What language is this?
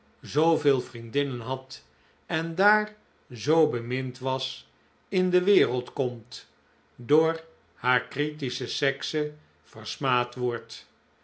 Dutch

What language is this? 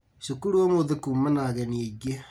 Kikuyu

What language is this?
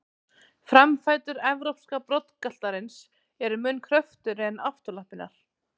Icelandic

